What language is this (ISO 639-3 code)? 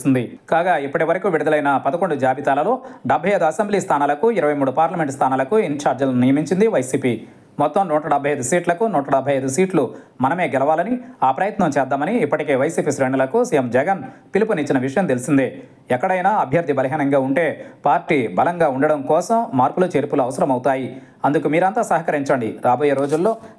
tel